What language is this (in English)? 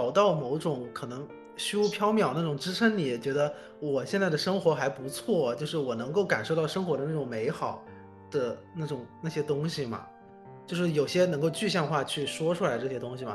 Chinese